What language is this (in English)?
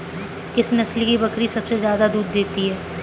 Hindi